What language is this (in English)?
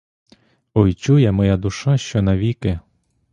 Ukrainian